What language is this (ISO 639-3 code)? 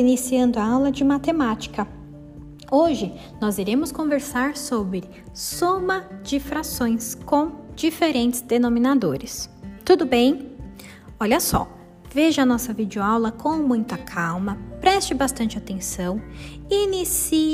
por